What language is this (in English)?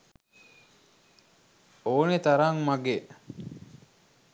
Sinhala